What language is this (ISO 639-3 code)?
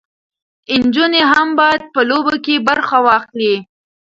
pus